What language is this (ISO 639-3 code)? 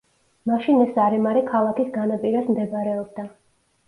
kat